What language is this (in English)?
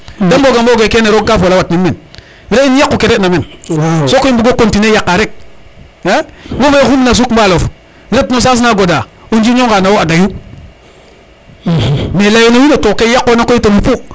Serer